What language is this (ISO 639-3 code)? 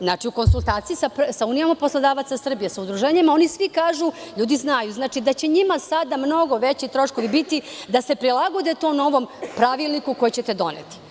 srp